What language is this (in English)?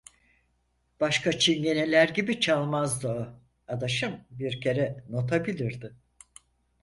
Turkish